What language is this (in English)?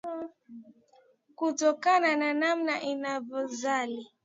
Swahili